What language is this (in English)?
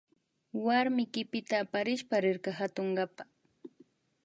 Imbabura Highland Quichua